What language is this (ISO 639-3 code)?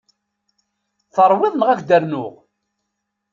kab